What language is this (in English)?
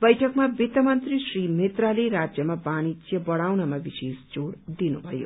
Nepali